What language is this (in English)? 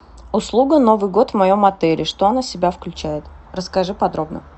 Russian